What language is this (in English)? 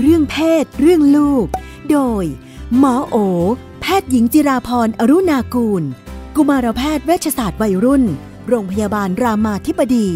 Thai